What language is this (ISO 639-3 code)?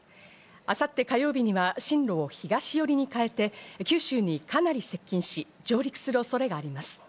jpn